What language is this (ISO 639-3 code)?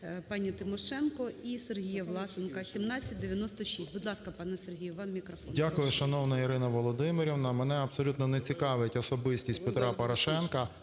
ukr